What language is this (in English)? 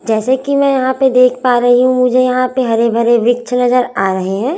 Hindi